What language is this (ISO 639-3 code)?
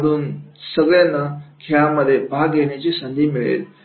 mar